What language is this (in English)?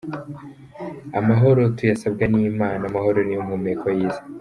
Kinyarwanda